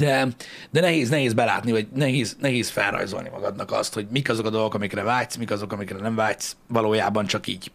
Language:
Hungarian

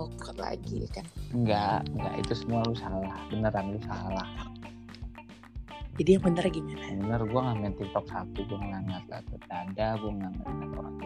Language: Indonesian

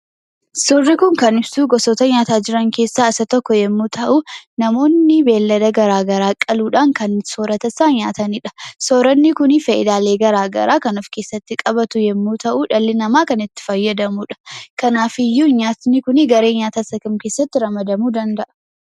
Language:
Oromo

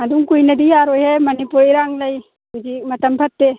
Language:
Manipuri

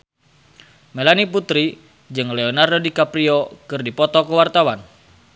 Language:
Sundanese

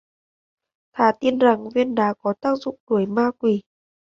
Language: Vietnamese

